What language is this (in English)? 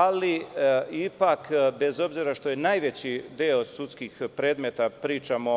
Serbian